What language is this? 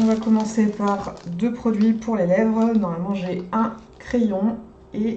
French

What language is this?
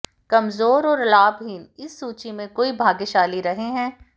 Hindi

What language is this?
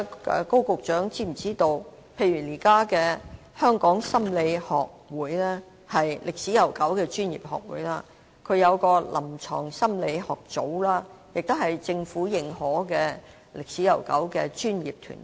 Cantonese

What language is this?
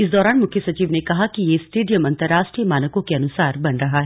Hindi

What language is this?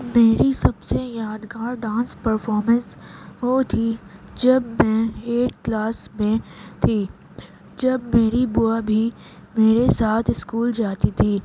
Urdu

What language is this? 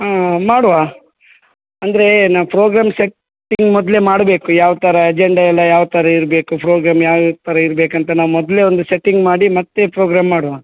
Kannada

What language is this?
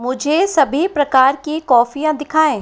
Hindi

